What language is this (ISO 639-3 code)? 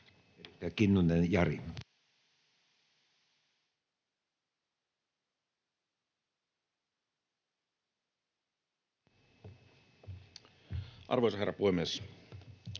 fin